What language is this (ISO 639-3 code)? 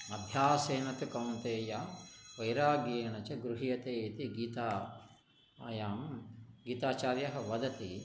san